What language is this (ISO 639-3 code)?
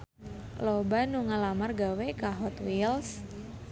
sun